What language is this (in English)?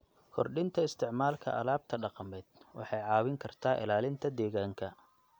Somali